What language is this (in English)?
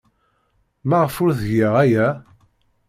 Kabyle